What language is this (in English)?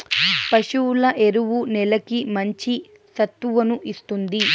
Telugu